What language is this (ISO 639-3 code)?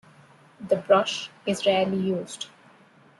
eng